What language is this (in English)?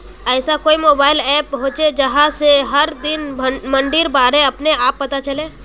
Magahi